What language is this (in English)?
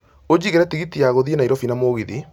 Kikuyu